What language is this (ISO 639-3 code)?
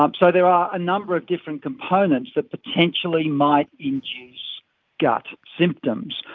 eng